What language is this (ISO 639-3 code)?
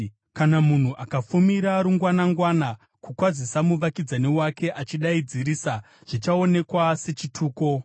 sna